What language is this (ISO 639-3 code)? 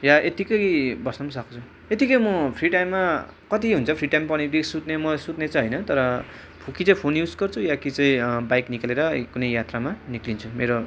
nep